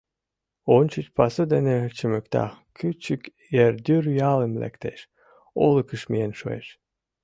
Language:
Mari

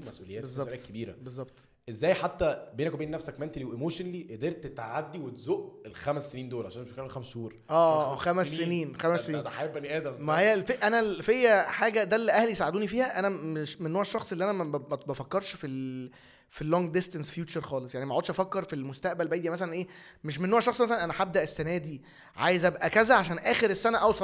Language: Arabic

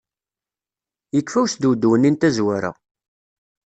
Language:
Kabyle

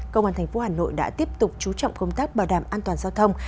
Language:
Vietnamese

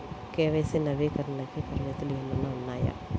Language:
Telugu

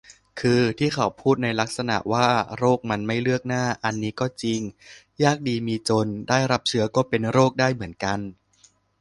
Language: Thai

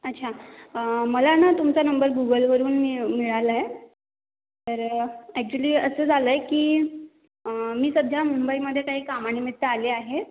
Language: Marathi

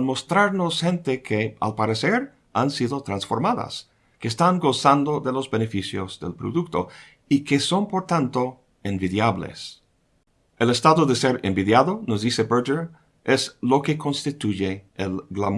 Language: Spanish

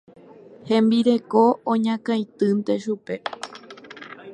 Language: Guarani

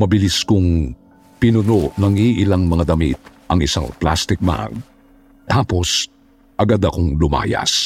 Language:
Filipino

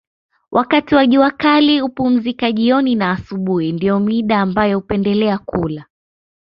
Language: Swahili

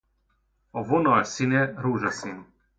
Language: Hungarian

